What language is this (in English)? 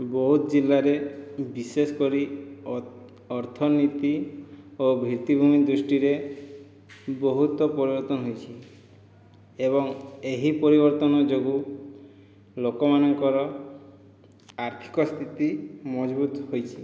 Odia